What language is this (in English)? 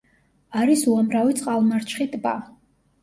Georgian